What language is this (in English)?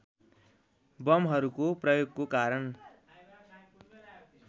Nepali